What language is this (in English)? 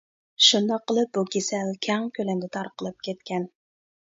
Uyghur